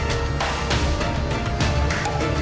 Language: Indonesian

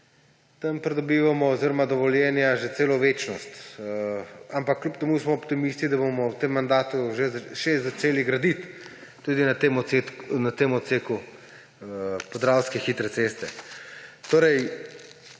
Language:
Slovenian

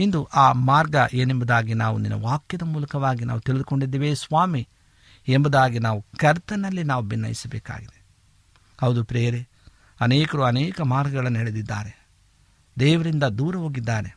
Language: Kannada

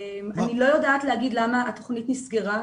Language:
Hebrew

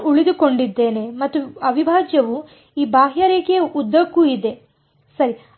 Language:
Kannada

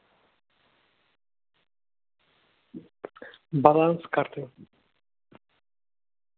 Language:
Russian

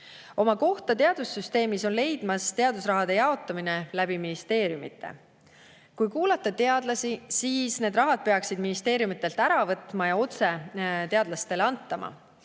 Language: Estonian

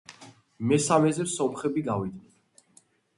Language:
Georgian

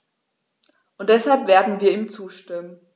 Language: German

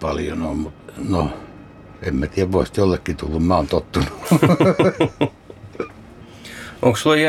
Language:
Finnish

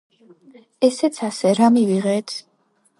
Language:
Georgian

